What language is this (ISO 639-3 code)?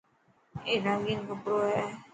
mki